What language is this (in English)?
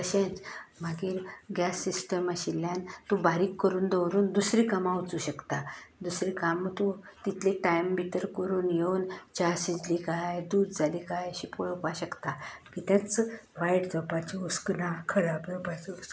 Konkani